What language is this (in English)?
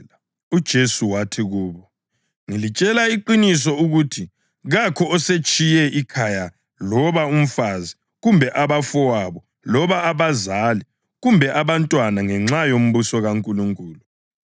North Ndebele